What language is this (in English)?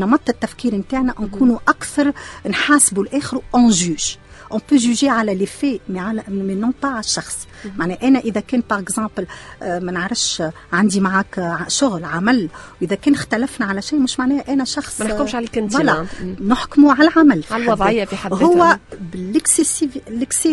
Arabic